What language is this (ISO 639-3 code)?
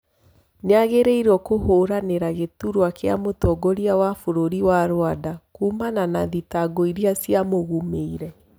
kik